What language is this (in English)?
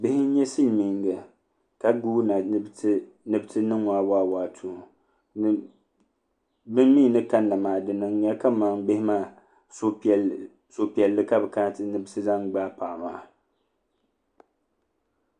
Dagbani